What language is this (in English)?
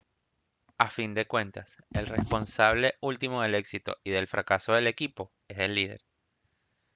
Spanish